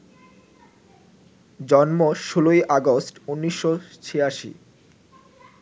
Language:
Bangla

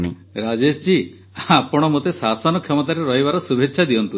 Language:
Odia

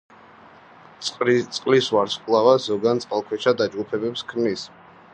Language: Georgian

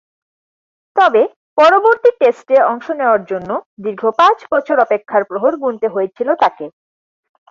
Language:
Bangla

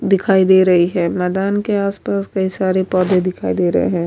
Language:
Urdu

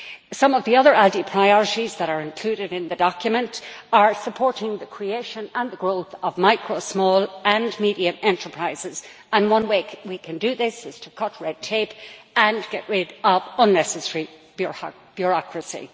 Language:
English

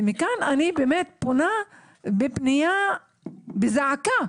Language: Hebrew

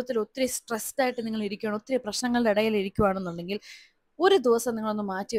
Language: Malayalam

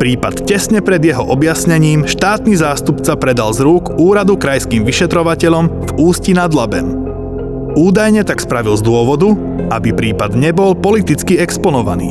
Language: Slovak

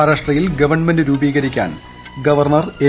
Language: Malayalam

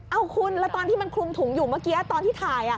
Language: Thai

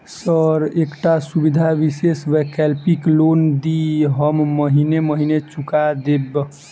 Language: Maithili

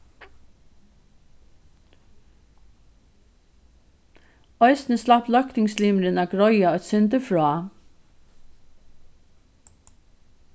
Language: Faroese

